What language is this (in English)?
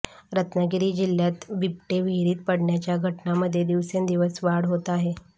Marathi